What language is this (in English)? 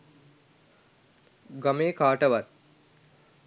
Sinhala